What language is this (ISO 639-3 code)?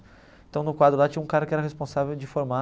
por